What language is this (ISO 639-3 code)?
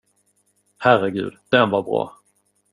swe